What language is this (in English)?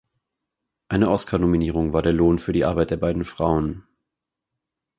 German